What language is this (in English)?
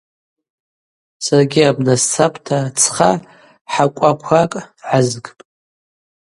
Abaza